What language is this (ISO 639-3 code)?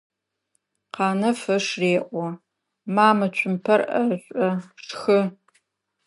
ady